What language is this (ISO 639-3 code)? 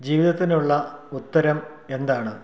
mal